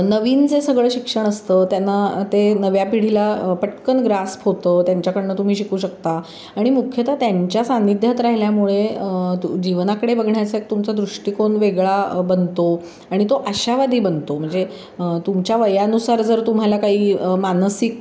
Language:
Marathi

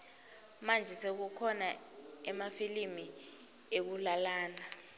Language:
Swati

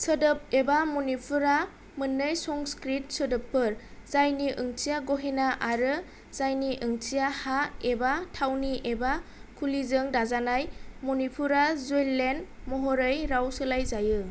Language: Bodo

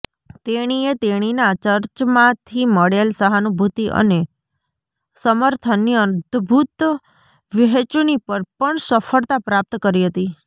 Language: Gujarati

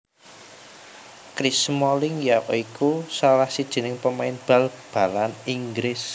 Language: Javanese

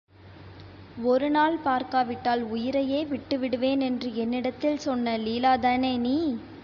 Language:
Tamil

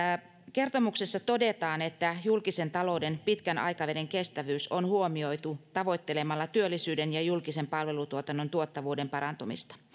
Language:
Finnish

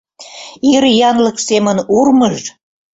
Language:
Mari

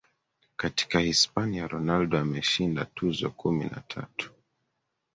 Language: Swahili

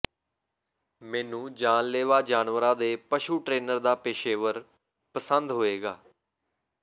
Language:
Punjabi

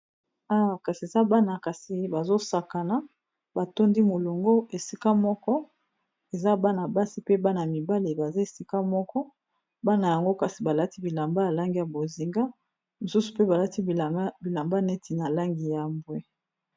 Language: Lingala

